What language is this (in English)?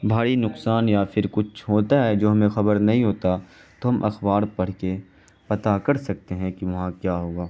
Urdu